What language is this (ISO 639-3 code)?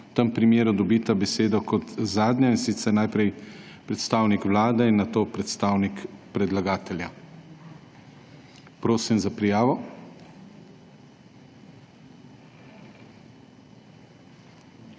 slv